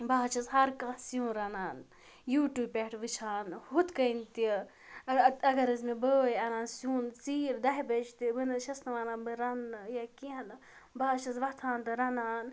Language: Kashmiri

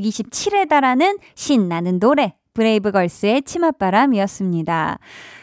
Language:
Korean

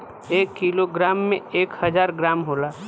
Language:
Bhojpuri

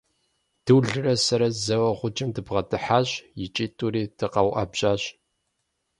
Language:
Kabardian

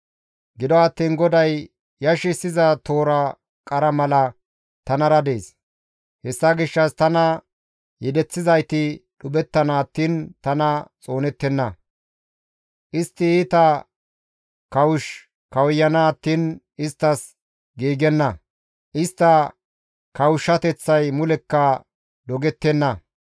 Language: Gamo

